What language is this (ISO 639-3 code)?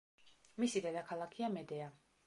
kat